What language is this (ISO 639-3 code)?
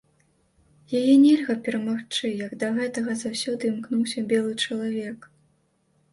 bel